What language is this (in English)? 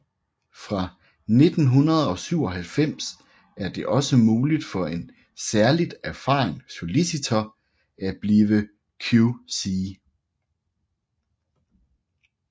Danish